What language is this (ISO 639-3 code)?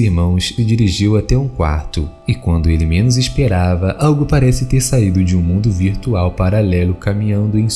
por